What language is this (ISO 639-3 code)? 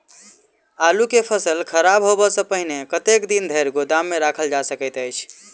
mai